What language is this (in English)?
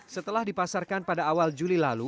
Indonesian